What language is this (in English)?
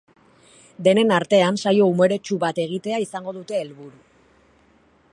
Basque